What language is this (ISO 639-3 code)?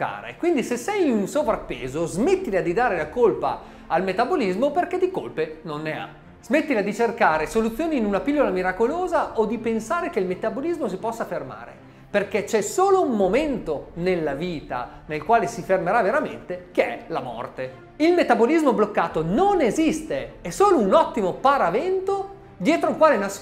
ita